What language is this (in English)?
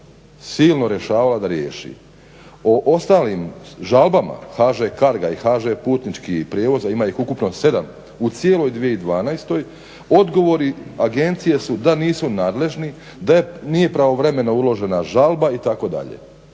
Croatian